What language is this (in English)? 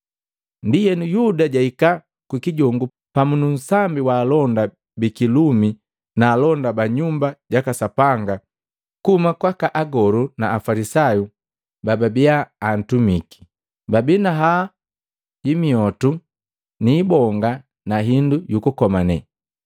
Matengo